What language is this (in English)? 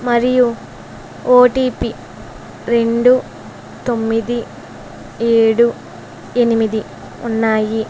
Telugu